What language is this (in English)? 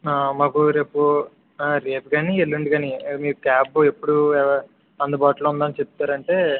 Telugu